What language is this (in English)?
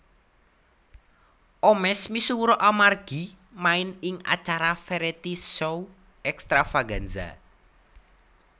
Javanese